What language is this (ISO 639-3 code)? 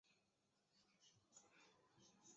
zho